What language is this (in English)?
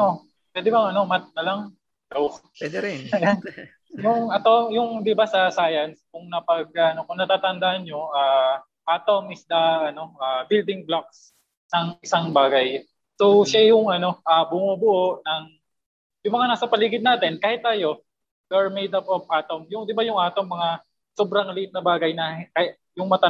Filipino